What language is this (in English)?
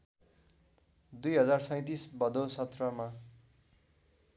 Nepali